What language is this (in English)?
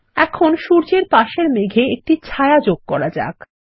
Bangla